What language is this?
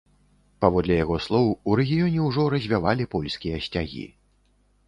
Belarusian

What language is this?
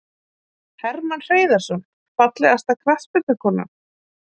Icelandic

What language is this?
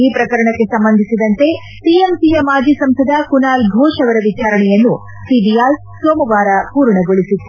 Kannada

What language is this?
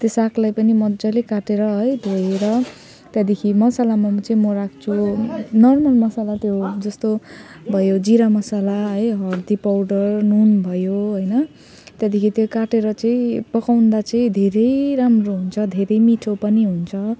Nepali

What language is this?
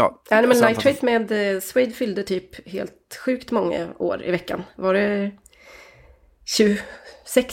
Swedish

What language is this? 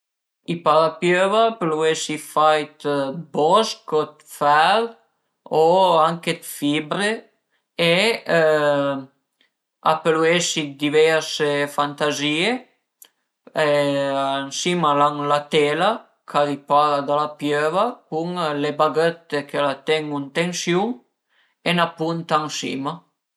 Piedmontese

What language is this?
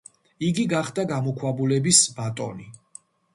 Georgian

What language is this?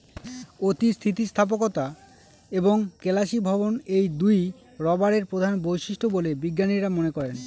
Bangla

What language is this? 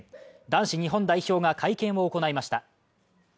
Japanese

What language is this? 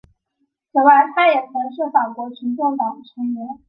Chinese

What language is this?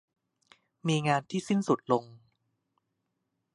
Thai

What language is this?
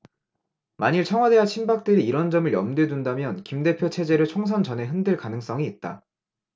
Korean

